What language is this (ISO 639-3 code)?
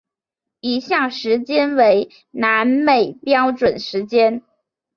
zho